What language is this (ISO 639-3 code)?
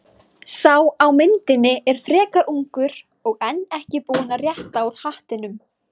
isl